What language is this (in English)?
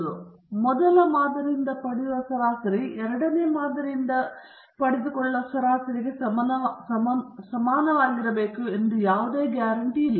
Kannada